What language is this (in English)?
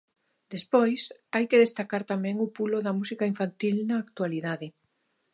Galician